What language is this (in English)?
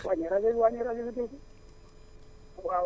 Wolof